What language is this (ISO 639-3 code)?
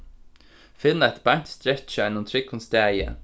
fao